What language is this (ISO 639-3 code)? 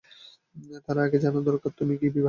ben